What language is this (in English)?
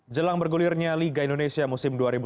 Indonesian